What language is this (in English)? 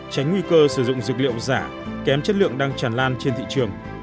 Vietnamese